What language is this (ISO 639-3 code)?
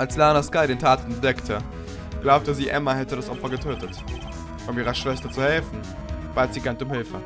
deu